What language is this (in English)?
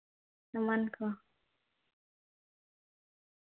Santali